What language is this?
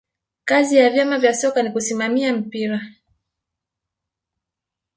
Swahili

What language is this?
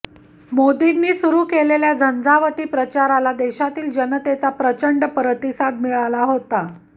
Marathi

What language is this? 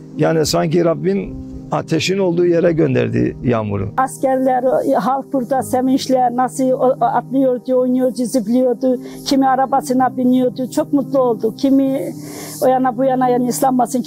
Turkish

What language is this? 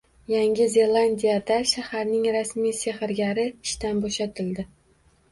Uzbek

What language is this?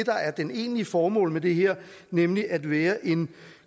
Danish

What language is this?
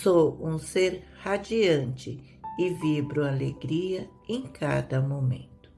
Portuguese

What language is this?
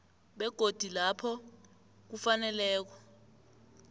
South Ndebele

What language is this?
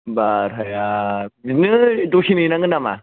Bodo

